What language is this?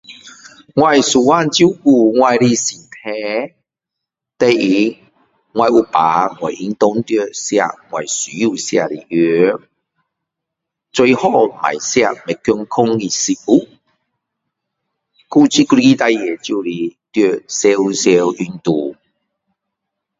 Min Dong Chinese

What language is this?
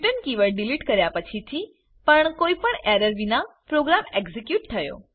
Gujarati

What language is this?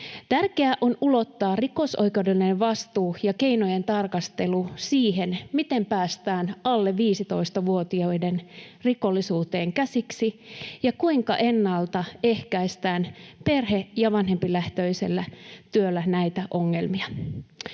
Finnish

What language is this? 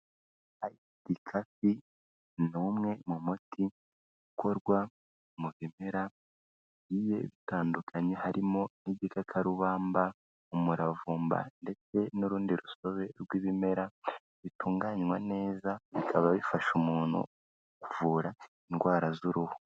Kinyarwanda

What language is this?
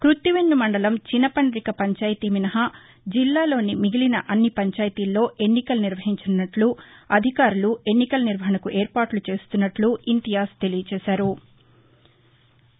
Telugu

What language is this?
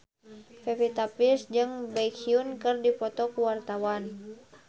Sundanese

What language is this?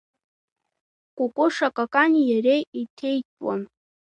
Abkhazian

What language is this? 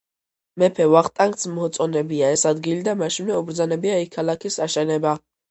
Georgian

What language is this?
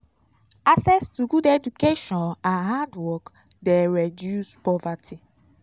Nigerian Pidgin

